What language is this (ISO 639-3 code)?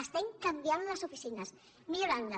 cat